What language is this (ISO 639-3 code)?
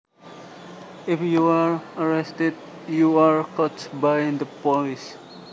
jav